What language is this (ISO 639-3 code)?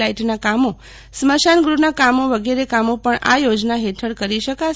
guj